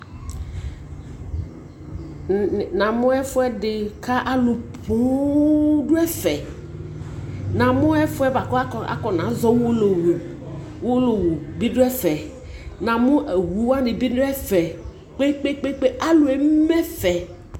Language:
Ikposo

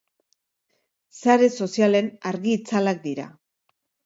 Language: Basque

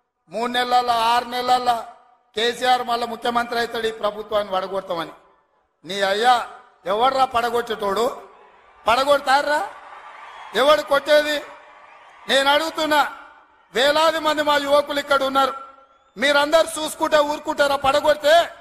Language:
Telugu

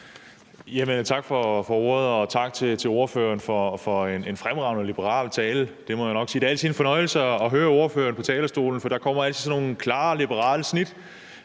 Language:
Danish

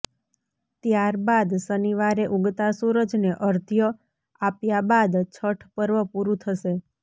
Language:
Gujarati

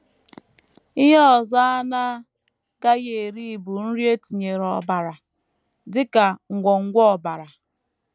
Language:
Igbo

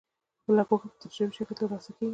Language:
Pashto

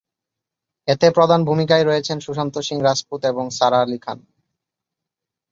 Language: Bangla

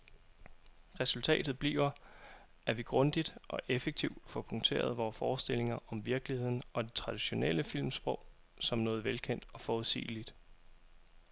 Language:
Danish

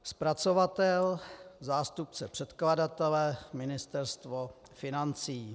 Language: Czech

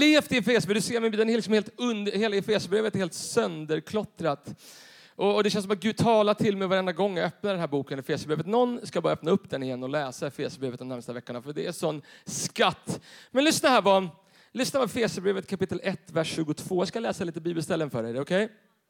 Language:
Swedish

